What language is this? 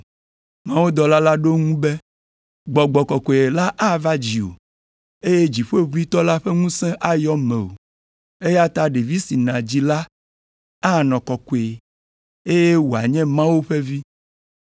Ewe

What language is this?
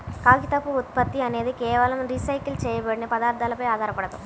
Telugu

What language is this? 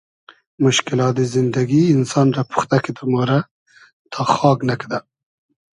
Hazaragi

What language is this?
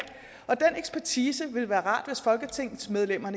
Danish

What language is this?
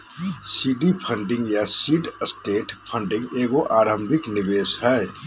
Magahi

